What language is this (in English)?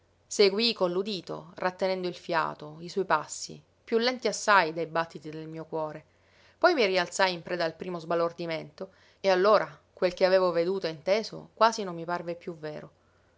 Italian